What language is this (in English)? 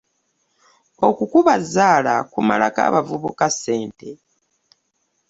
Ganda